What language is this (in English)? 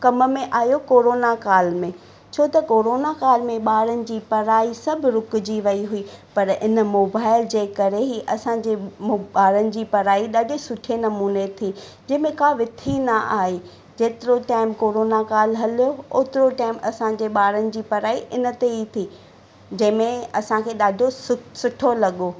Sindhi